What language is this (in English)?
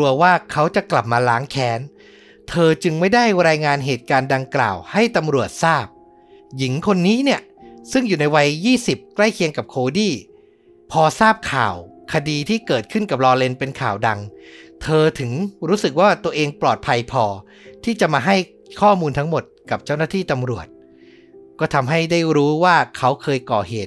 Thai